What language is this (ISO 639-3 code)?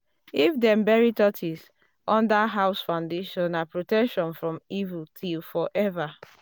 pcm